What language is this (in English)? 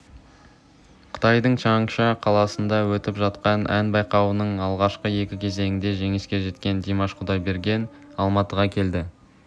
Kazakh